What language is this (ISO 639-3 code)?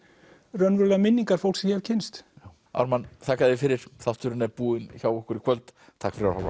isl